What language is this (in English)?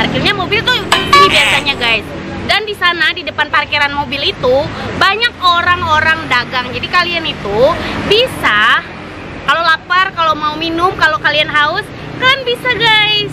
Indonesian